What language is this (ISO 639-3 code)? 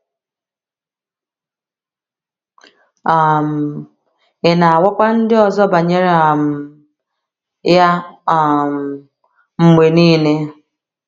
ibo